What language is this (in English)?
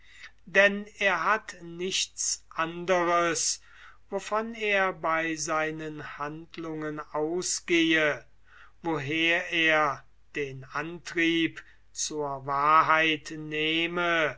German